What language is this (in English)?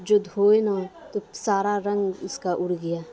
Urdu